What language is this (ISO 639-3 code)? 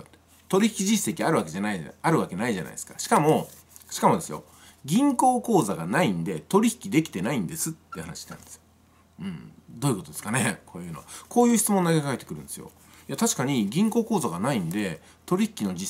jpn